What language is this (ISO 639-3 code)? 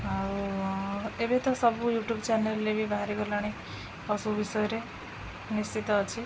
ori